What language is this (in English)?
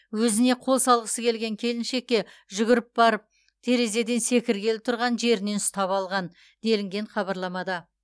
Kazakh